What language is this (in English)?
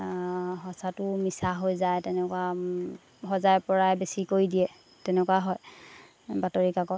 Assamese